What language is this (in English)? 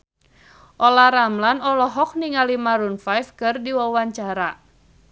Sundanese